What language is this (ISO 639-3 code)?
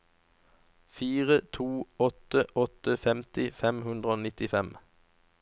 nor